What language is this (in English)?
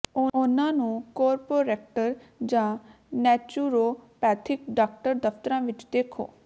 Punjabi